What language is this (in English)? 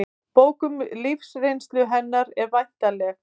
Icelandic